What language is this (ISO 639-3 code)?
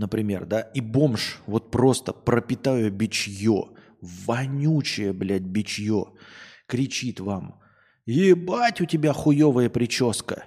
rus